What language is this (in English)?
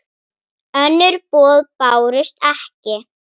Icelandic